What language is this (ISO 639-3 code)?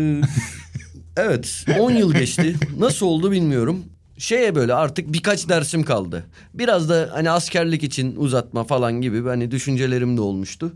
tur